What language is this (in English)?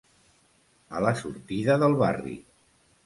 Catalan